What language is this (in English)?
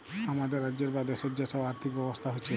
Bangla